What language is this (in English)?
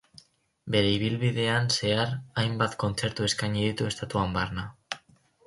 Basque